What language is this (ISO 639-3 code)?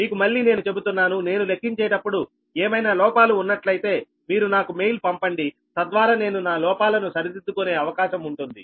tel